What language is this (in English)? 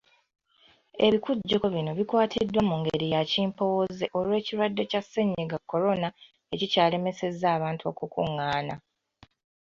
Ganda